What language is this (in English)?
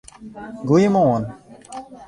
Western Frisian